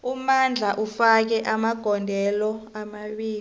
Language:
South Ndebele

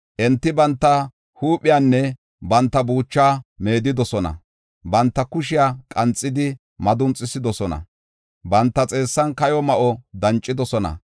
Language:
Gofa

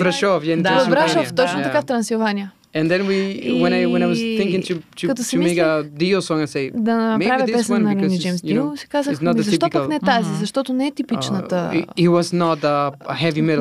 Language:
Bulgarian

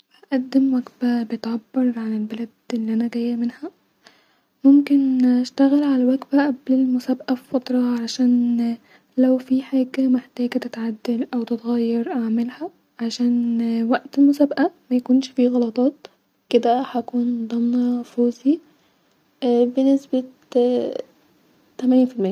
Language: Egyptian Arabic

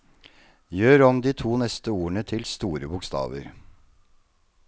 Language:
Norwegian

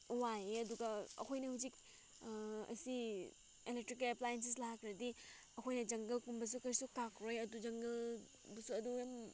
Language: Manipuri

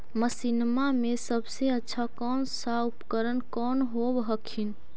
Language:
Magahi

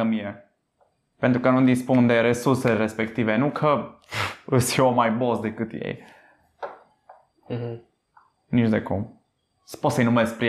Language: Romanian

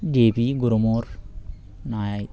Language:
Bangla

